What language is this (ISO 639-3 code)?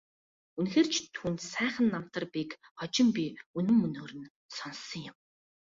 mon